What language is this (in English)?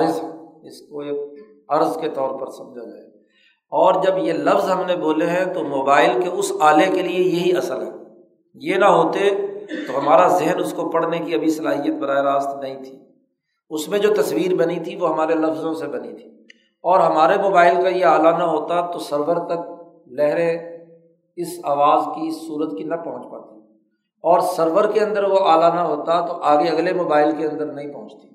Urdu